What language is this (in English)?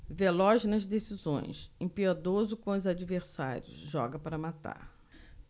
Portuguese